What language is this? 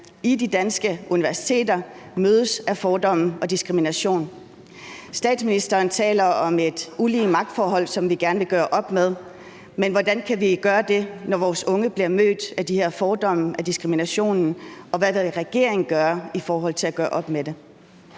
Danish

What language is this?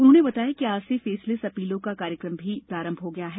Hindi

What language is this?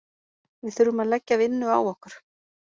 Icelandic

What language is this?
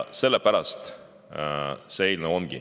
Estonian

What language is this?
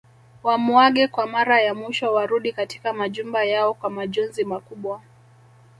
Swahili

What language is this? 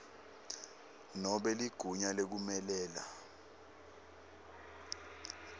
Swati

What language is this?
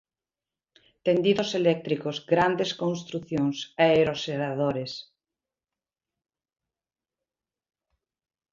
Galician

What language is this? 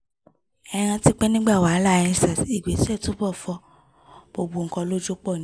Yoruba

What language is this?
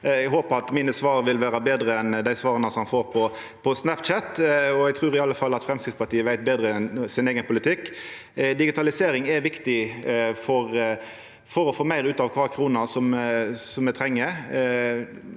Norwegian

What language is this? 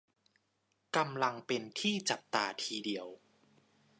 Thai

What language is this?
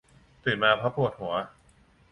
Thai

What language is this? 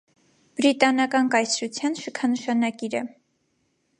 Armenian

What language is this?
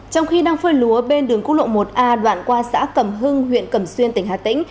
Vietnamese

